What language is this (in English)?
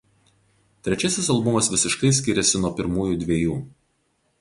Lithuanian